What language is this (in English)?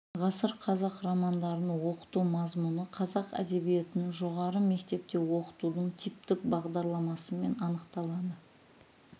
Kazakh